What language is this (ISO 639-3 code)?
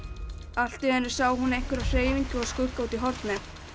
isl